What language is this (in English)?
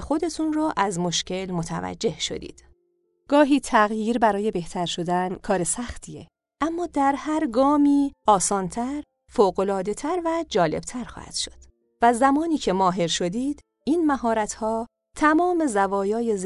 Persian